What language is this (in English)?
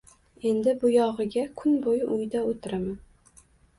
Uzbek